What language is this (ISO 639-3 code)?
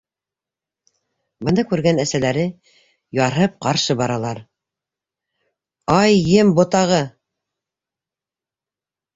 bak